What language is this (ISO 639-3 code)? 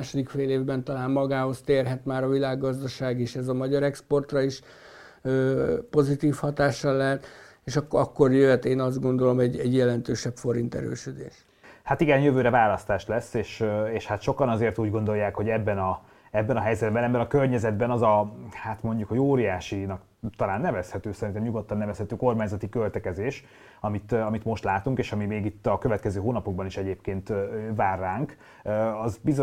hun